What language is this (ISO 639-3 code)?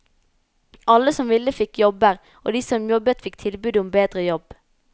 nor